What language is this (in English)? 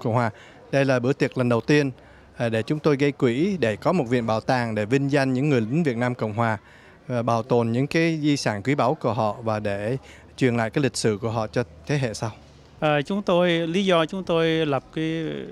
Vietnamese